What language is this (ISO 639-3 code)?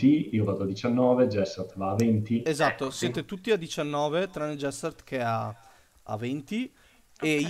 ita